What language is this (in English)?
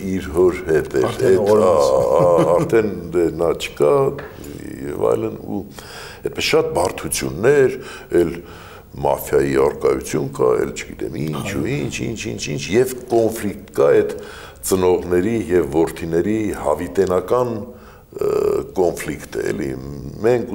Romanian